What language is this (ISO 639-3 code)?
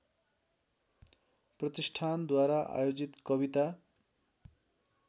nep